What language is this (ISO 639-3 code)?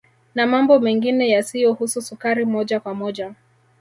swa